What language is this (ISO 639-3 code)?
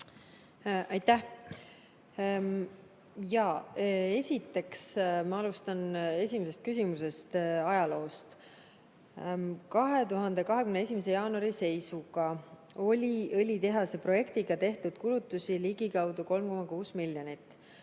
est